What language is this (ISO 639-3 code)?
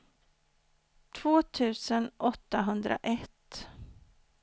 swe